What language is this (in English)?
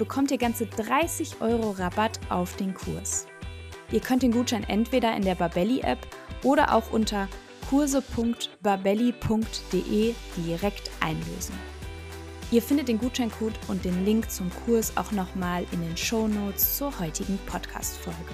German